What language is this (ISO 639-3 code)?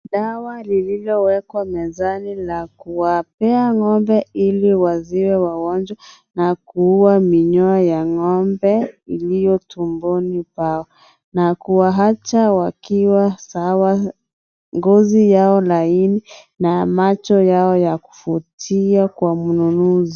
swa